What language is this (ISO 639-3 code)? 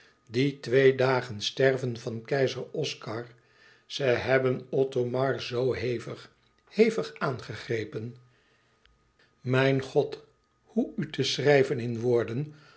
nld